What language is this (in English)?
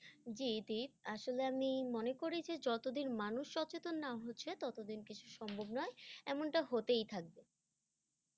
Bangla